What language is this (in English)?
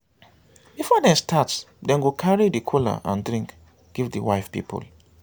Nigerian Pidgin